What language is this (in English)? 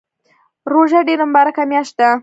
Pashto